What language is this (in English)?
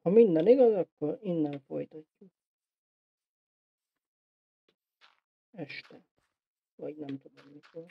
Hungarian